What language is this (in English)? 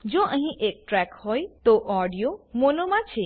Gujarati